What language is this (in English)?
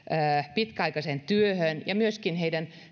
Finnish